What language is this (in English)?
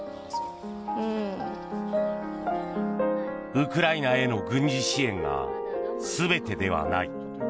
Japanese